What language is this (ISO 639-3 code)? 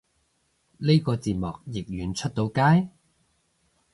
yue